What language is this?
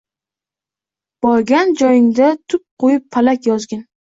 Uzbek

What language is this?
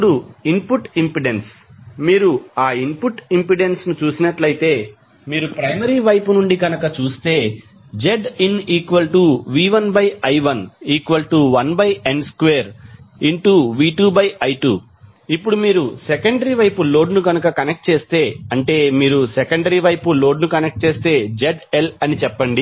Telugu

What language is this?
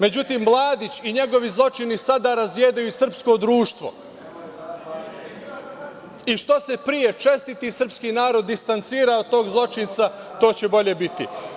Serbian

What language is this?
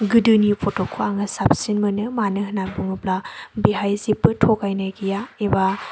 Bodo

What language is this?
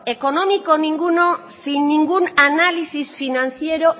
Spanish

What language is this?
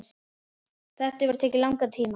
Icelandic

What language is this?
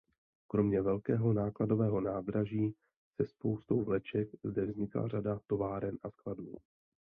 Czech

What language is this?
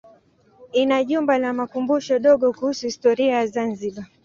Swahili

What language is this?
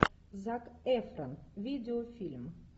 Russian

